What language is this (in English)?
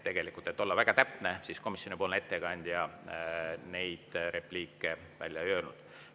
Estonian